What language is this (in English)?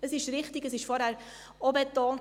Swiss German